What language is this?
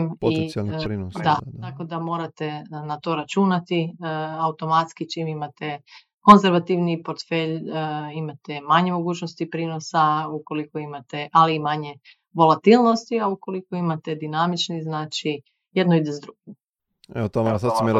Croatian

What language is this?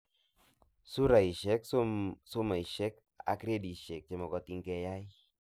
Kalenjin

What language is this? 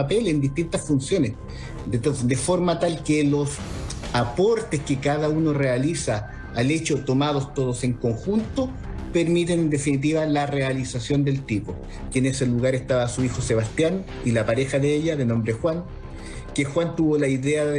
Spanish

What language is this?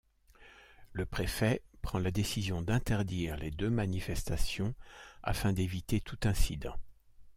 French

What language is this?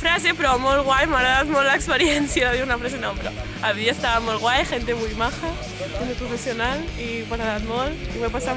Spanish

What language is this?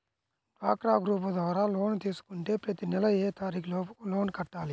Telugu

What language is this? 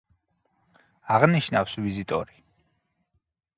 Georgian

